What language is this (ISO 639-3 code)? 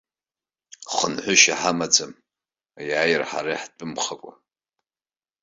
abk